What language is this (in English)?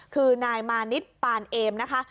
Thai